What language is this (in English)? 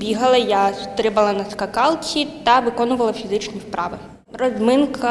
Ukrainian